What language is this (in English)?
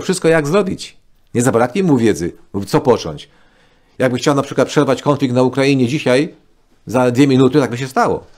Polish